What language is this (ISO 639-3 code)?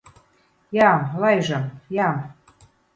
lav